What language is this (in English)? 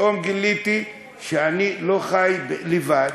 Hebrew